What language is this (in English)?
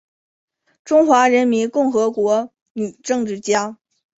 Chinese